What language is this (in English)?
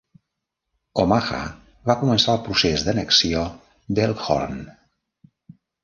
Catalan